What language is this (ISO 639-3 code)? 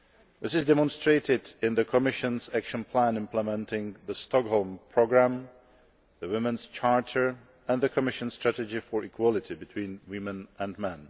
eng